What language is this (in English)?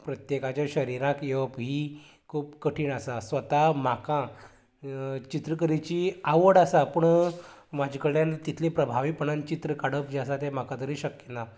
Konkani